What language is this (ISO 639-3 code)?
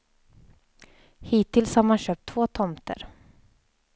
swe